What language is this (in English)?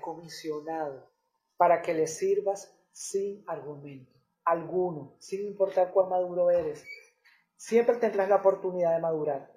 Spanish